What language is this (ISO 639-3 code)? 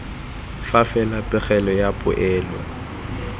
tsn